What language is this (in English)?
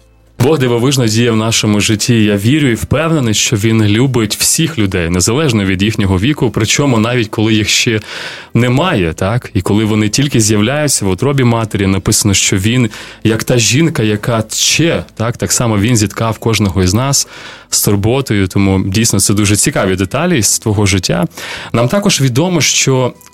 Ukrainian